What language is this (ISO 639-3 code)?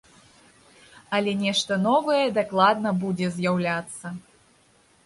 bel